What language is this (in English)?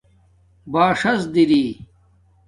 Domaaki